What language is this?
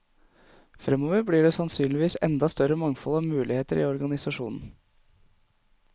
Norwegian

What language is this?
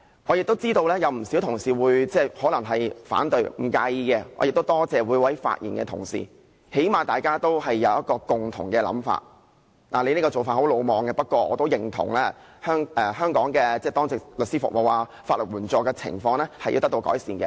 Cantonese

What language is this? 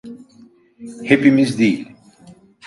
Turkish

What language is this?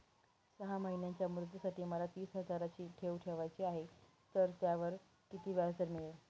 Marathi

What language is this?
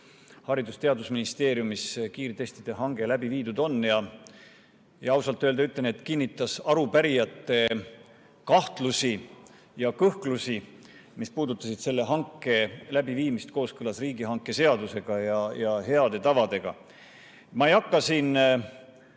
Estonian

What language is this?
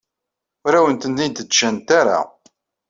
Kabyle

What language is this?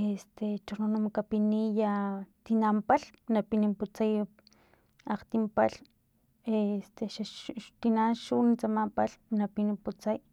Filomena Mata-Coahuitlán Totonac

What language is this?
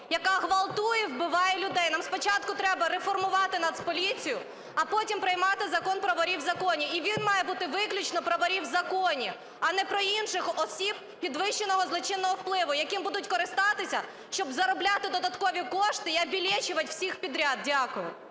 Ukrainian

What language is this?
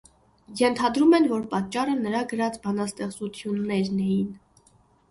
Armenian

